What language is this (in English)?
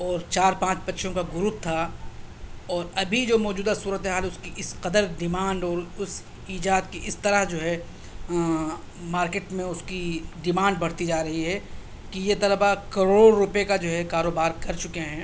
Urdu